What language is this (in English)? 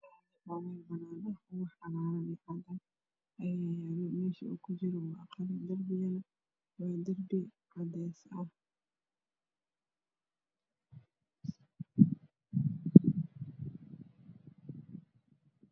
Somali